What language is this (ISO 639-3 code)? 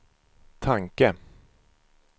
swe